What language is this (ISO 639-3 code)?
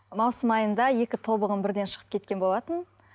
kaz